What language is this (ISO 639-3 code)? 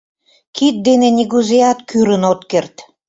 chm